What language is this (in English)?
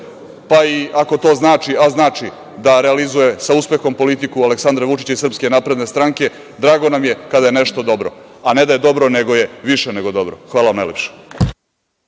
Serbian